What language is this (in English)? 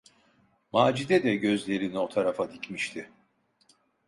Turkish